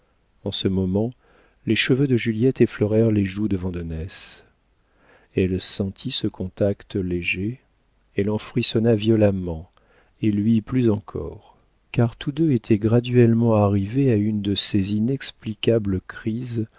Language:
French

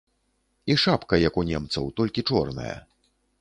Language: Belarusian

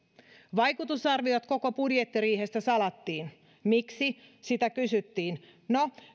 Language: Finnish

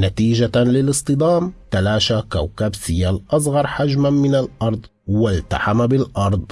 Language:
Arabic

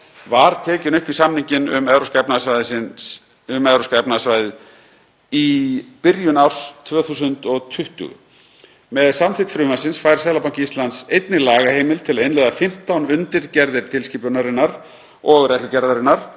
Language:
Icelandic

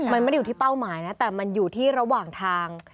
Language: Thai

